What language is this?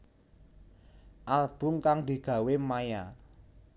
Javanese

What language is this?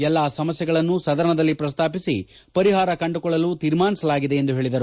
Kannada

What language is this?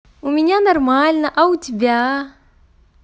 Russian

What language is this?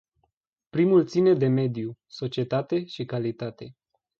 Romanian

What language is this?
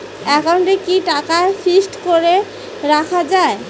Bangla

